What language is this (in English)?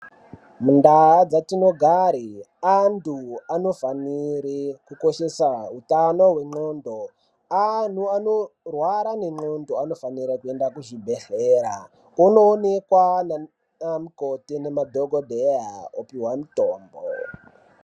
Ndau